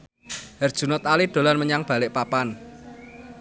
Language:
Javanese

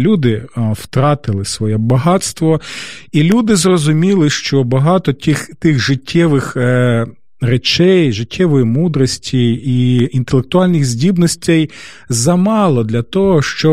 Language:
Ukrainian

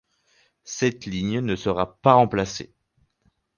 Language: French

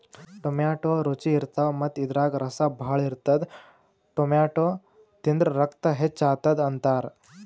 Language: Kannada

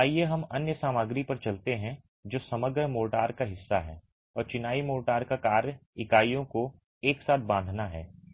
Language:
Hindi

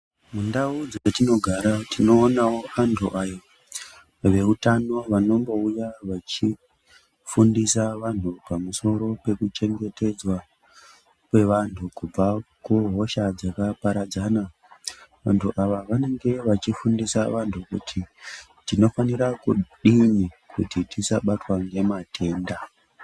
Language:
Ndau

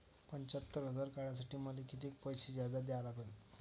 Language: Marathi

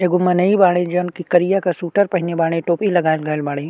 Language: Bhojpuri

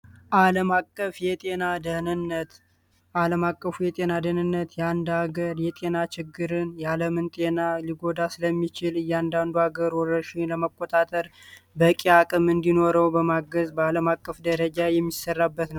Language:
Amharic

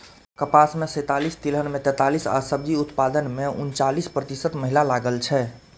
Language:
Maithili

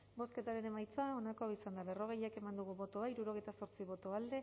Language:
Basque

